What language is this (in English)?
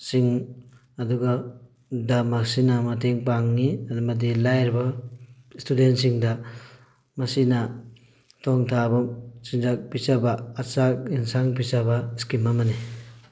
Manipuri